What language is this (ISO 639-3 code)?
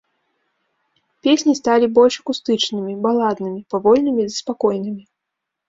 bel